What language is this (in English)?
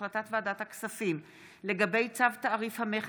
Hebrew